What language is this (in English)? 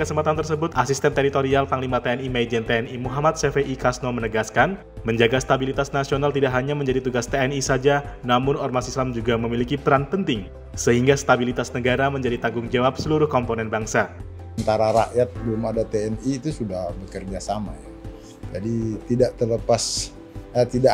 Indonesian